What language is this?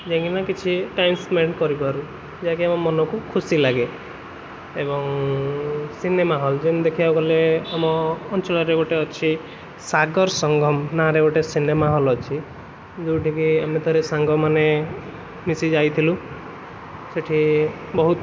Odia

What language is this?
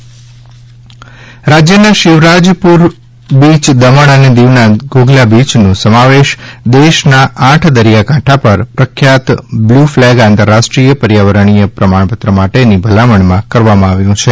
Gujarati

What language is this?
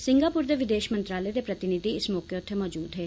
Dogri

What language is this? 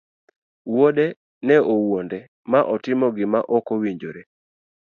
Luo (Kenya and Tanzania)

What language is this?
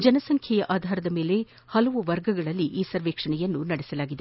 Kannada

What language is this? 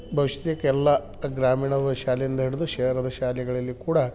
Kannada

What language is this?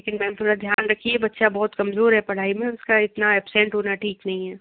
Hindi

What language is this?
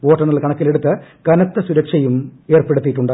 Malayalam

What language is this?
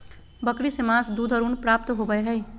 Magahi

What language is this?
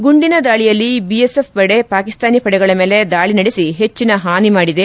Kannada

